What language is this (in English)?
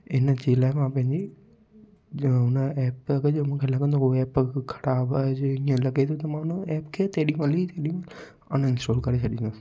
Sindhi